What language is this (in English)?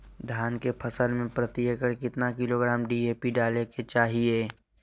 Magahi